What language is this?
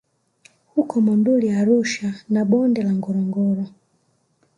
Swahili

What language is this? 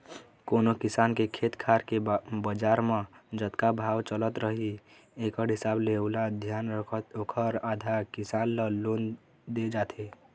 Chhattisgarhi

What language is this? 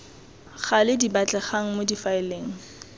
Tswana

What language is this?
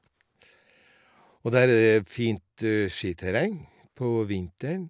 Norwegian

